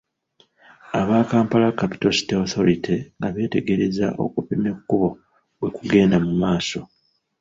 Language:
Ganda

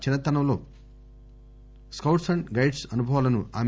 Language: Telugu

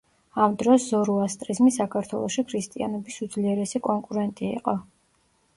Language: Georgian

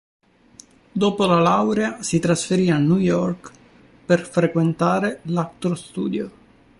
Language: Italian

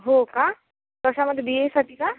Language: Marathi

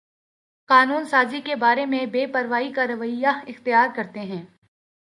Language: Urdu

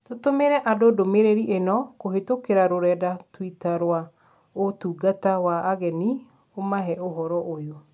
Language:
Kikuyu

